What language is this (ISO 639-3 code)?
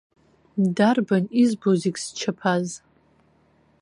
abk